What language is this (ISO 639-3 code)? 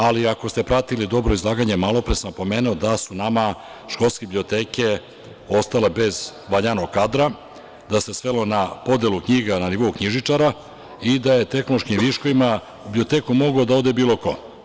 srp